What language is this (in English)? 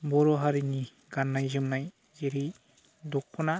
Bodo